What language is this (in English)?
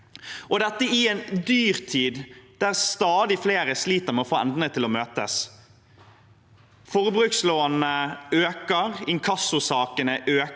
Norwegian